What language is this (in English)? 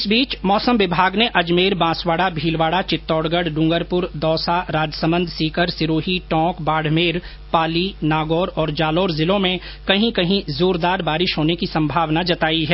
Hindi